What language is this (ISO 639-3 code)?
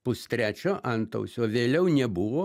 lit